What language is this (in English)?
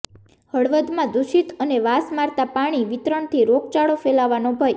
Gujarati